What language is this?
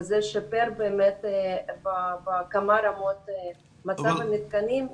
Hebrew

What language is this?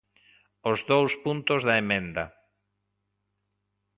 Galician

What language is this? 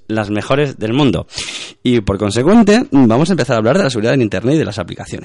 Spanish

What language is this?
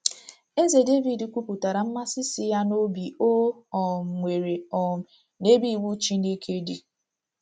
Igbo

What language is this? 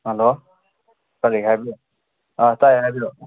Manipuri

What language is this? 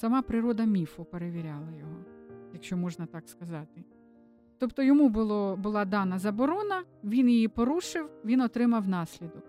Ukrainian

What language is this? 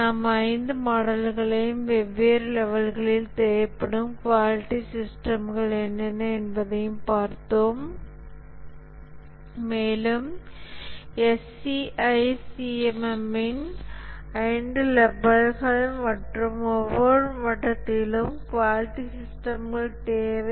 Tamil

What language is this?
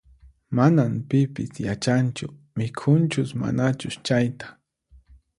Puno Quechua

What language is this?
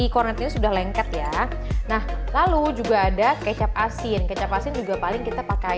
Indonesian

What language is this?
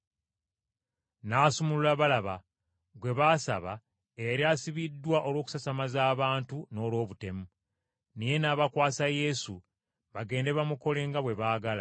Ganda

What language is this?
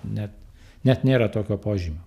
Lithuanian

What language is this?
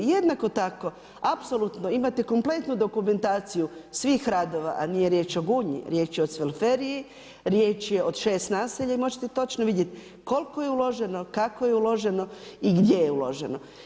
Croatian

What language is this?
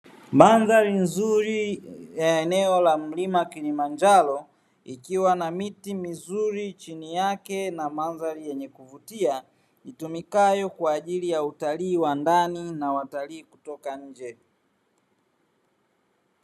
Swahili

